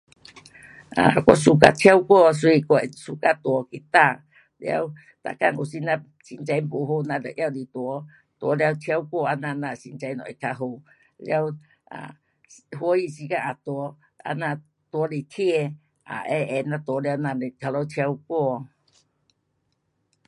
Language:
Pu-Xian Chinese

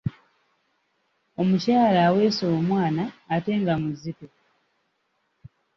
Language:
Ganda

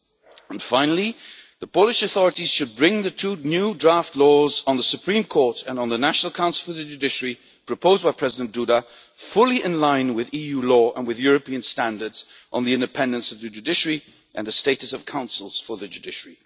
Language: English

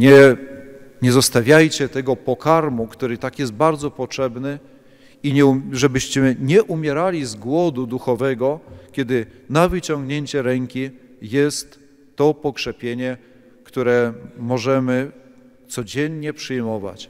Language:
Polish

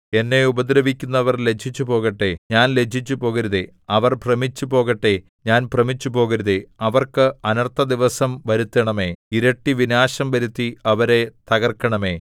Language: Malayalam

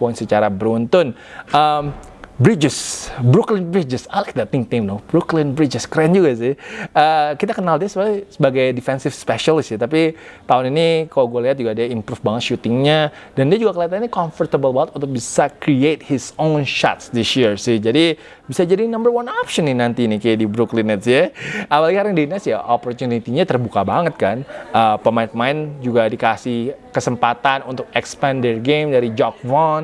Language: Indonesian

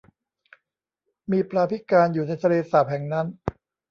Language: Thai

